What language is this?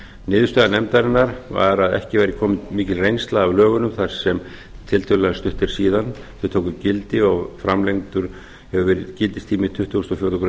Icelandic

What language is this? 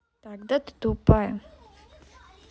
Russian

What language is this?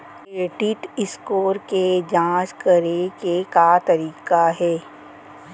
Chhattisgarhi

